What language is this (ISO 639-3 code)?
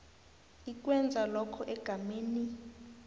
nbl